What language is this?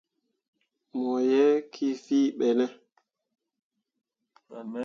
Mundang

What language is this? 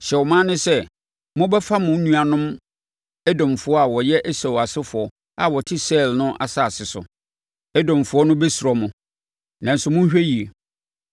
Akan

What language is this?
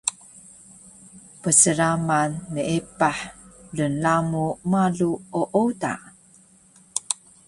Taroko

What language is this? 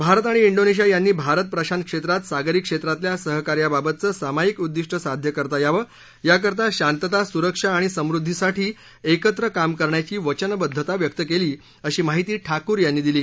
Marathi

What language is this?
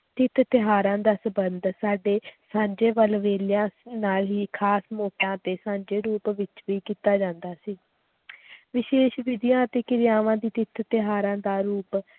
Punjabi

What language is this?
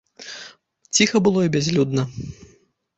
Belarusian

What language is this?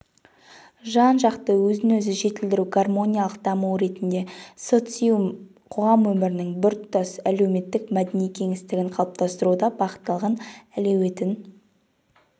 Kazakh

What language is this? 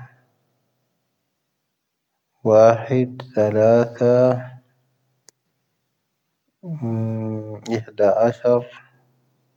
Tahaggart Tamahaq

